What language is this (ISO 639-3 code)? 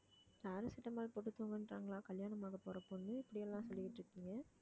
tam